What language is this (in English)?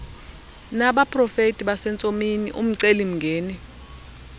Xhosa